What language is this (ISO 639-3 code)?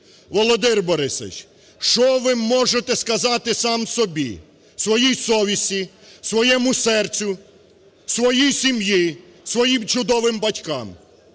ukr